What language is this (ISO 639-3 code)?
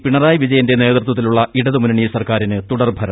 mal